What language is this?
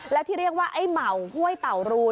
Thai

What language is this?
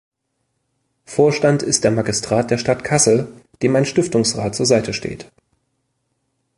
German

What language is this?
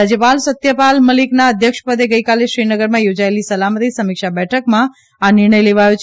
Gujarati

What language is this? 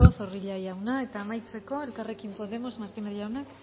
Basque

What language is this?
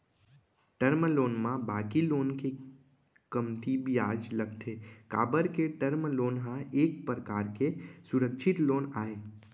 Chhattisgarhi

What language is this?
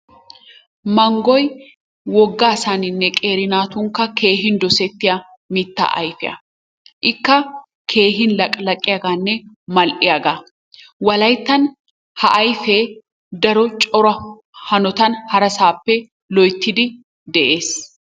Wolaytta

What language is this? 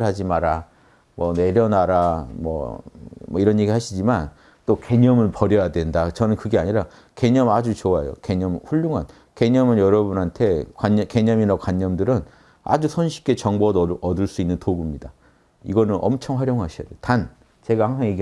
Korean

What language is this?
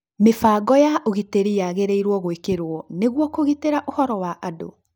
Kikuyu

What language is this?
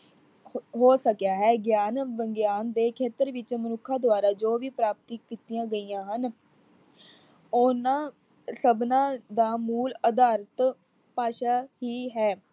Punjabi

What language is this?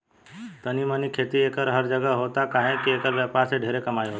Bhojpuri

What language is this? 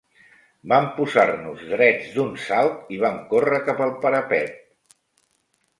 Catalan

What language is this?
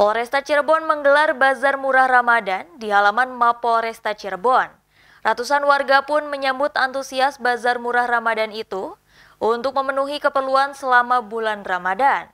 Indonesian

